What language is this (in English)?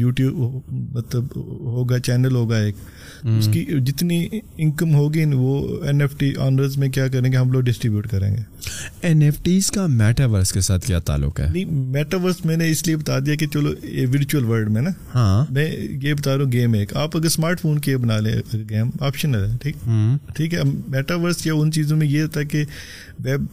Urdu